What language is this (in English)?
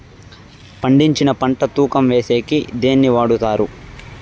Telugu